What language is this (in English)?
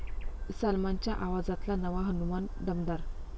Marathi